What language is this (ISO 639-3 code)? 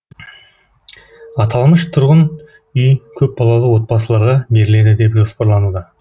kaz